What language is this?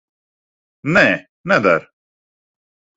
Latvian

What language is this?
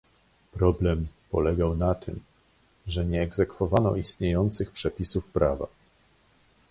Polish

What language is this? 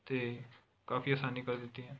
Punjabi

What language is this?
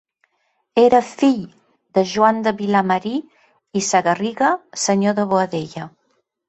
Catalan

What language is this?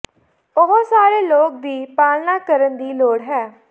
Punjabi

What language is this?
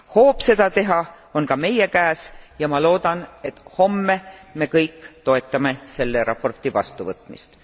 Estonian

